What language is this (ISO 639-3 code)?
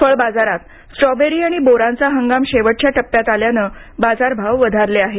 mar